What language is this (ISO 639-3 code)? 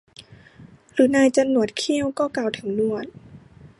tha